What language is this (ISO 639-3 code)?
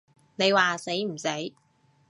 yue